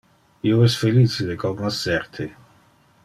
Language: Interlingua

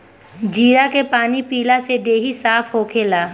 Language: Bhojpuri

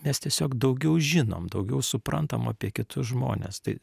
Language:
Lithuanian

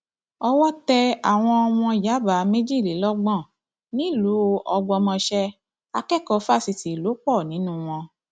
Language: Yoruba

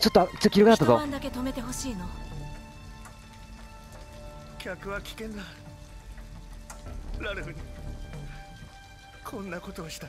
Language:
Japanese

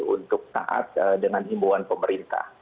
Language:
Indonesian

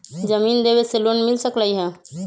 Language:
Magahi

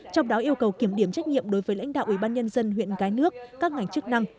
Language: Vietnamese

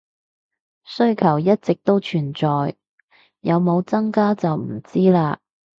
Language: Cantonese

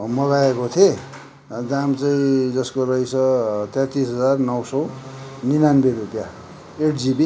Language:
Nepali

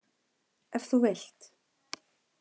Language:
Icelandic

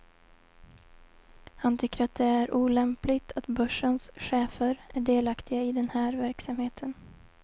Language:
Swedish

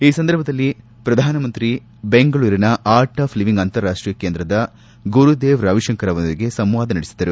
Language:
Kannada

